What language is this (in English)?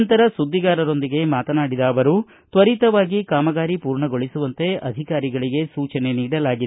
Kannada